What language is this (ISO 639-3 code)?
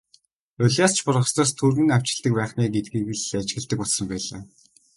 mon